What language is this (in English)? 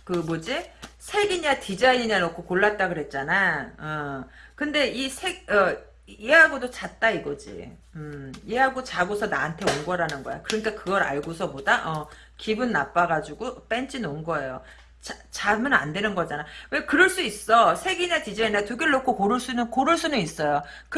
Korean